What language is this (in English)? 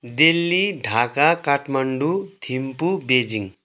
Nepali